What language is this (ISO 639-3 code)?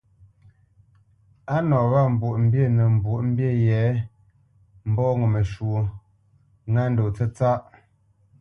bce